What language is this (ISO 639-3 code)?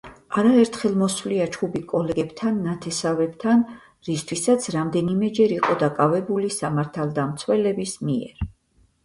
kat